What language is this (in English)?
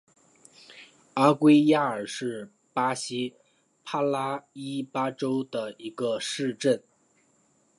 Chinese